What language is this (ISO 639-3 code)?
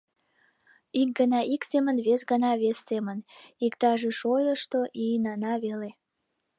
chm